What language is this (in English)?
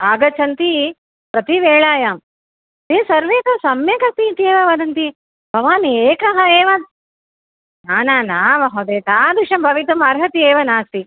Sanskrit